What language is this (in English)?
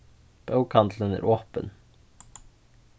Faroese